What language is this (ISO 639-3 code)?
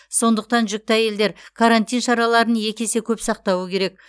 kaz